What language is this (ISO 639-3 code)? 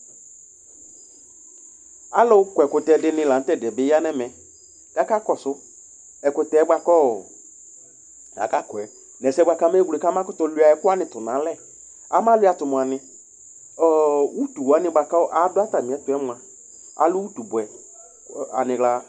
kpo